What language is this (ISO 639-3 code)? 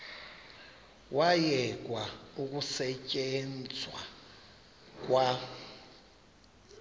xho